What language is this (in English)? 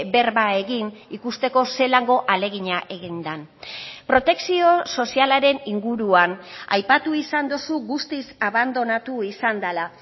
Basque